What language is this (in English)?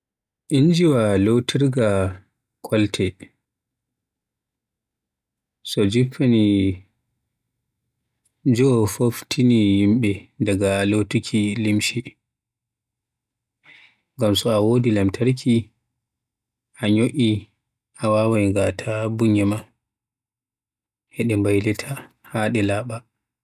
Western Niger Fulfulde